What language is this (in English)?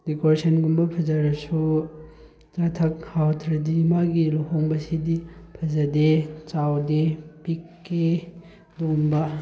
Manipuri